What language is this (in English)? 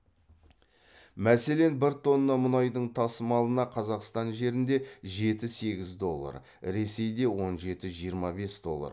Kazakh